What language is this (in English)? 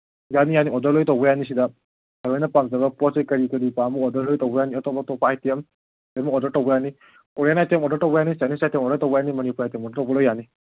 Manipuri